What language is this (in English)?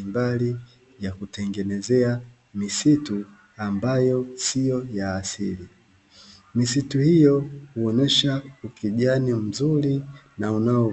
Swahili